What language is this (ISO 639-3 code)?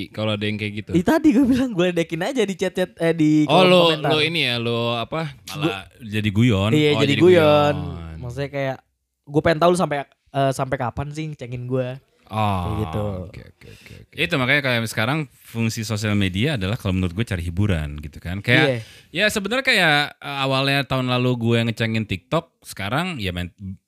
ind